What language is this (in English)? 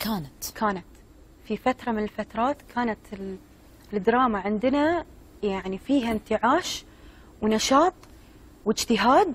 Arabic